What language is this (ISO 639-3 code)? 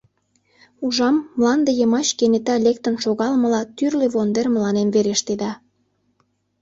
chm